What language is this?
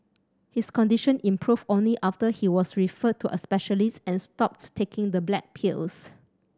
English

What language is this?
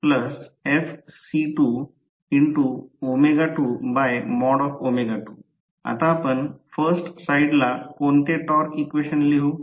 Marathi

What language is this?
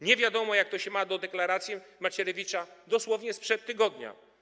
Polish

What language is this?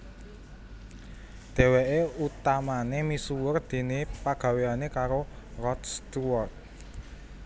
Javanese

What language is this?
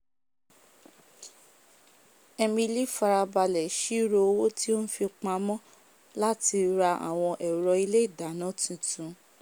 Yoruba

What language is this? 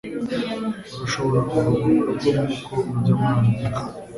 Kinyarwanda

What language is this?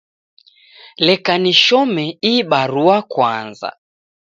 Taita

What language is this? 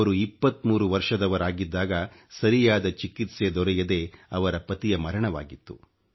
Kannada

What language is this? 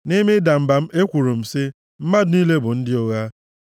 Igbo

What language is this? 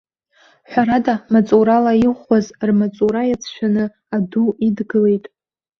Abkhazian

